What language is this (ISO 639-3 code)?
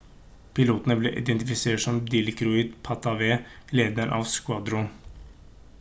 nob